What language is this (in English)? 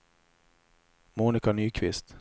Swedish